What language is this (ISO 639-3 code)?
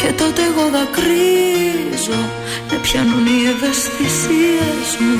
ell